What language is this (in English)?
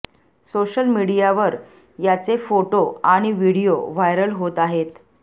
Marathi